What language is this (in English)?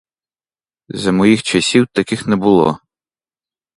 Ukrainian